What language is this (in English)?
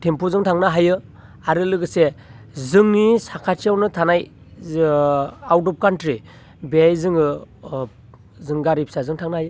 Bodo